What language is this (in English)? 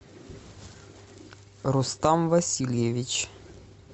Russian